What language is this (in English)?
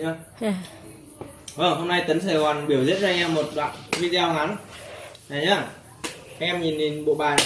Vietnamese